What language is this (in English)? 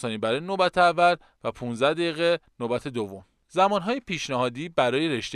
Persian